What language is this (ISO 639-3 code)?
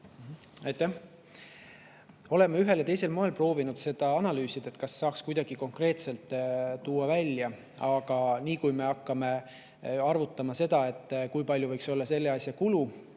est